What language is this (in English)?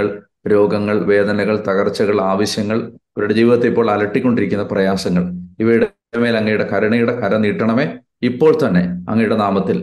Malayalam